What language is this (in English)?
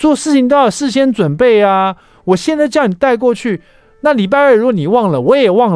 Chinese